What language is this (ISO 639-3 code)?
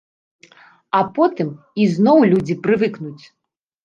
bel